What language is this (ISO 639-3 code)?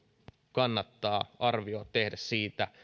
fin